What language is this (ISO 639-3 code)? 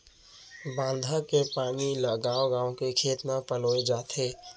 hne